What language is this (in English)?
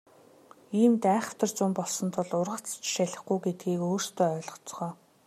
Mongolian